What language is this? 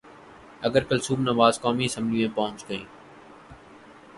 Urdu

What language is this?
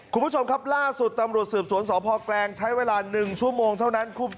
Thai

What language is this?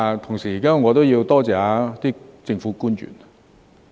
Cantonese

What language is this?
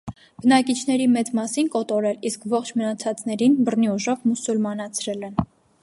Armenian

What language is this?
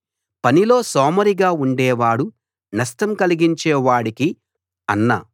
Telugu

